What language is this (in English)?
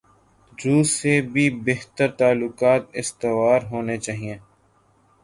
Urdu